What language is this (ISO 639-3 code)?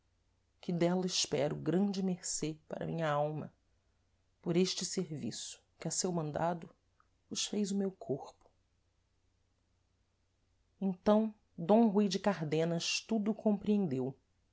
por